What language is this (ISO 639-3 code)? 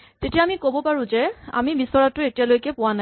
asm